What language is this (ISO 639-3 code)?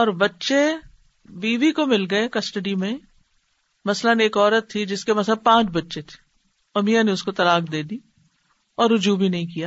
urd